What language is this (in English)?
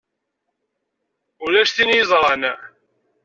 Kabyle